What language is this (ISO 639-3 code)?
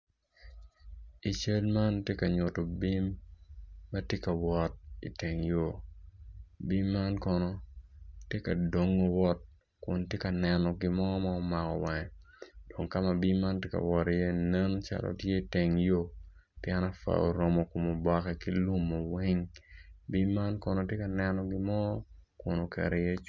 ach